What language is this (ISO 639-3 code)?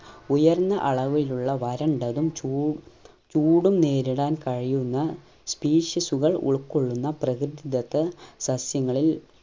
mal